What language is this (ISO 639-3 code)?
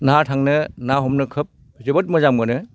brx